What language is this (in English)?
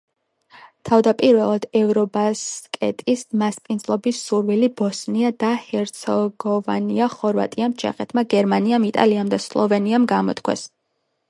Georgian